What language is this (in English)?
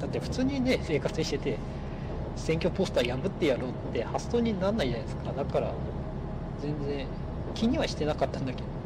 Japanese